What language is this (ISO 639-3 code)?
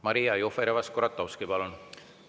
est